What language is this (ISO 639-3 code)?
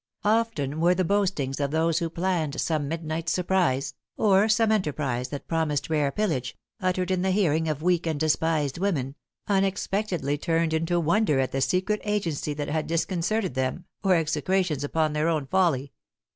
eng